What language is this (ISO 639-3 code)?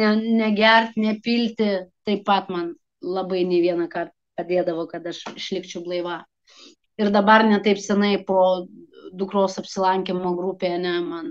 lit